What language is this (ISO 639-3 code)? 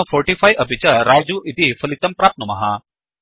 san